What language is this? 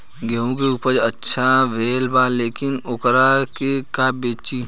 Bhojpuri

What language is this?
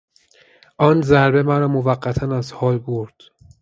Persian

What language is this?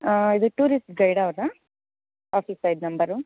Kannada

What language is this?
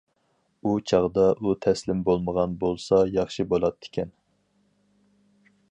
Uyghur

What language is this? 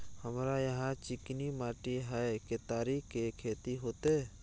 Maithili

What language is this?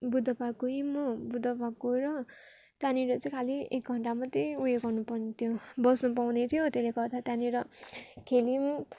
Nepali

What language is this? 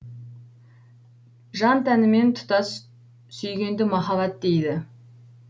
Kazakh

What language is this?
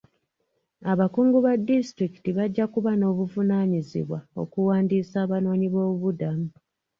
Ganda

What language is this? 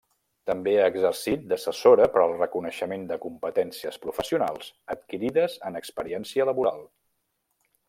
Catalan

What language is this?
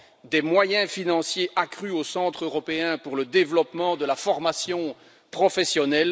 French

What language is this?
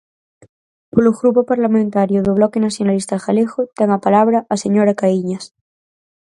Galician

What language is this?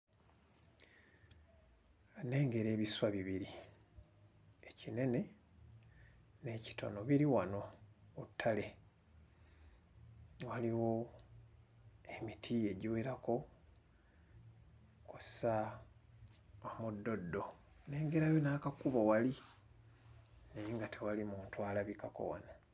Ganda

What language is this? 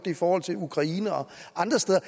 Danish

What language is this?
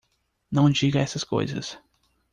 Portuguese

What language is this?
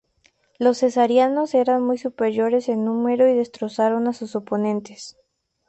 Spanish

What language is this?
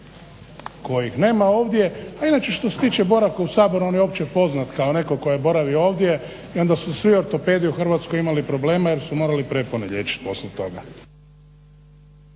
Croatian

